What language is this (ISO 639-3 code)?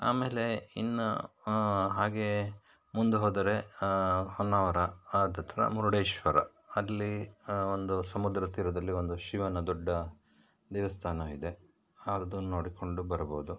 kan